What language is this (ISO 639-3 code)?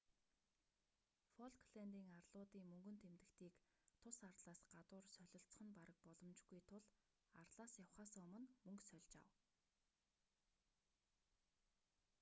mon